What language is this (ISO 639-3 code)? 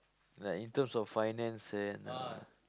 eng